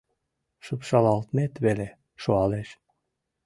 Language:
Mari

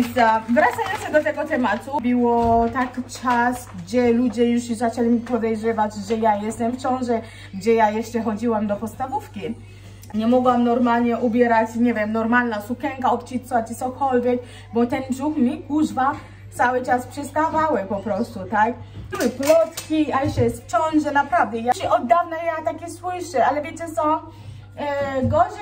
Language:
Polish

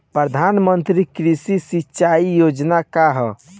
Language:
Bhojpuri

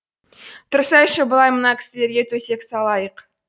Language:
Kazakh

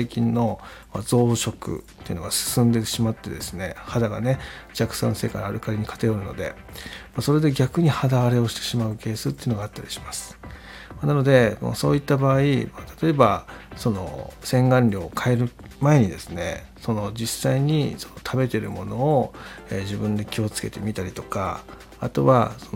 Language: Japanese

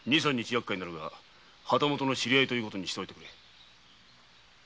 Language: Japanese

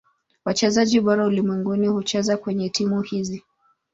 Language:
Swahili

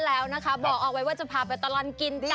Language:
Thai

